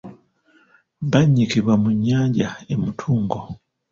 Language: Ganda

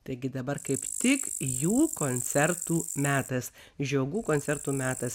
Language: Lithuanian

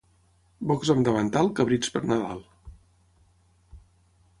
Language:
Catalan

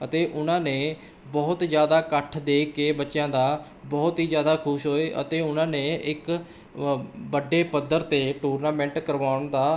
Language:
Punjabi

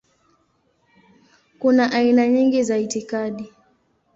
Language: Swahili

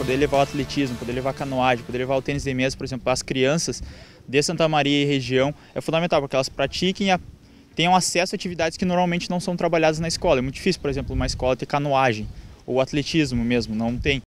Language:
Portuguese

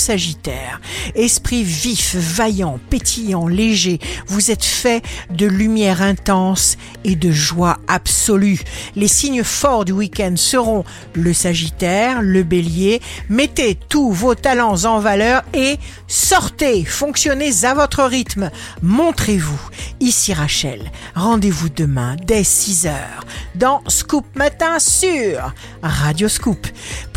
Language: French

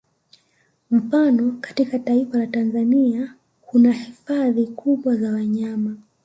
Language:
Swahili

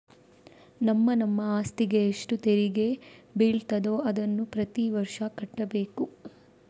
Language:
Kannada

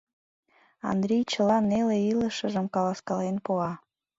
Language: Mari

